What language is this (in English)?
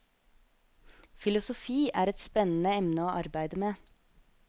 Norwegian